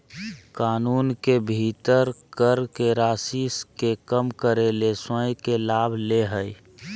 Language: Magahi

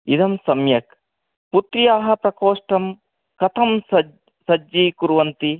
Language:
Sanskrit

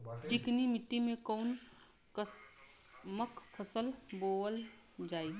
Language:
Bhojpuri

